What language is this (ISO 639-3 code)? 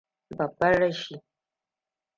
hau